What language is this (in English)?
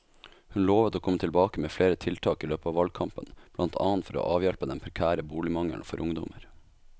Norwegian